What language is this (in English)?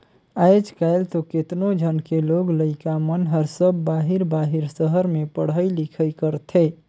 Chhattisgarhi